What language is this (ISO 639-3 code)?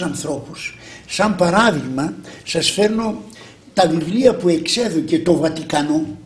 ell